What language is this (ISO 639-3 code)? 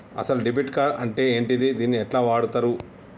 tel